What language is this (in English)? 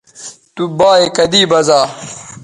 Bateri